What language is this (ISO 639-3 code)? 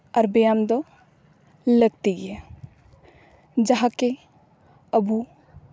sat